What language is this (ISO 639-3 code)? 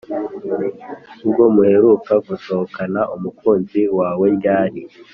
kin